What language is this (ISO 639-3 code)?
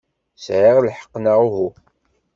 kab